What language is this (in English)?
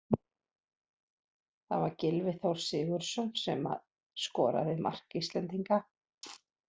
Icelandic